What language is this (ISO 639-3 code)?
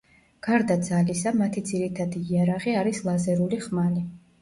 kat